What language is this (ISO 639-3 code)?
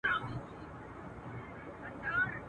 pus